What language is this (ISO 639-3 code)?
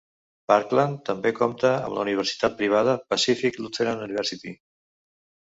cat